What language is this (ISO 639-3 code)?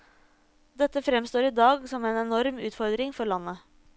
nor